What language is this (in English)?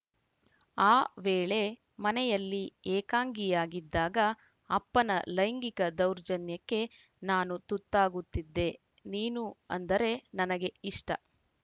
Kannada